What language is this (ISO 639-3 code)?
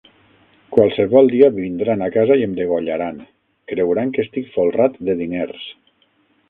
cat